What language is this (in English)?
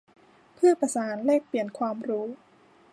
Thai